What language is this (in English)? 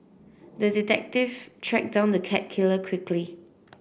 English